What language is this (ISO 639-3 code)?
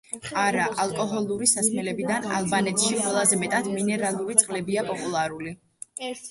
kat